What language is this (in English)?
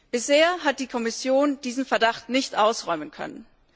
German